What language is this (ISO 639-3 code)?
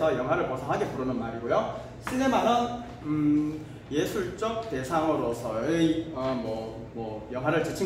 kor